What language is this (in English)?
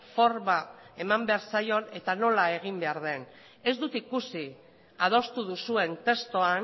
Basque